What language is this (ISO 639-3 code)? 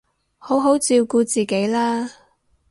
yue